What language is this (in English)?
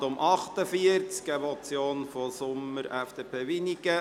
Swiss German